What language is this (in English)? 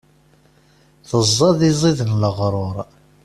Kabyle